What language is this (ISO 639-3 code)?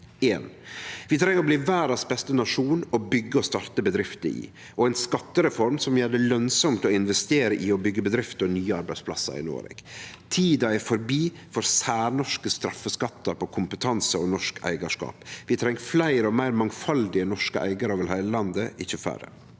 nor